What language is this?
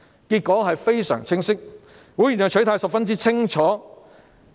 Cantonese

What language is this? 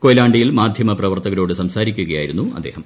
Malayalam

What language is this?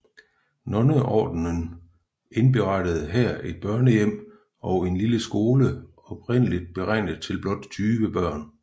Danish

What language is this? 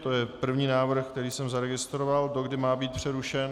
Czech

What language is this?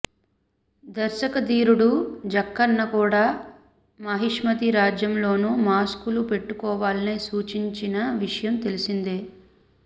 Telugu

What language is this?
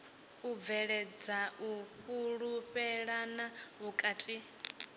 Venda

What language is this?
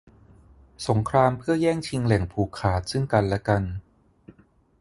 Thai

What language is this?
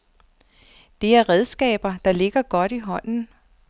Danish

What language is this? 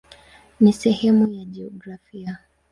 Swahili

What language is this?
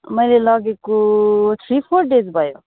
Nepali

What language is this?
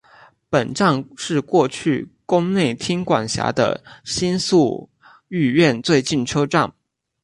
Chinese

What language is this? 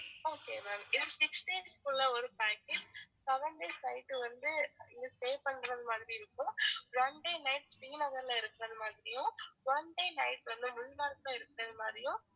Tamil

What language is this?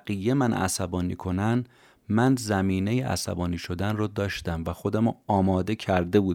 Persian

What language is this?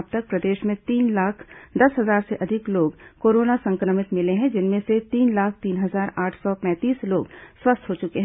Hindi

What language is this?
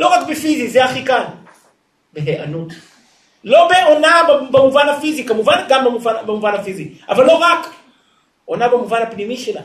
Hebrew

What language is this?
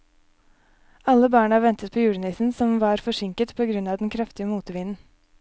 Norwegian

